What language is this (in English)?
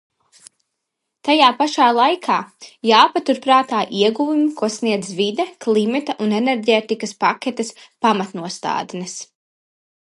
Latvian